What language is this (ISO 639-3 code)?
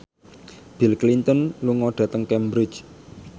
jav